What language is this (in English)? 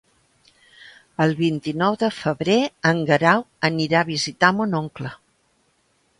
Catalan